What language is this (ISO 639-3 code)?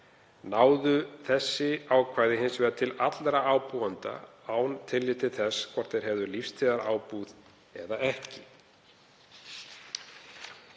isl